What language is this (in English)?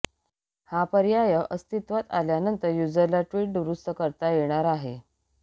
Marathi